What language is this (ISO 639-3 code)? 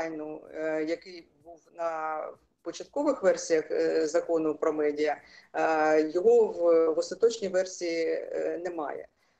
ukr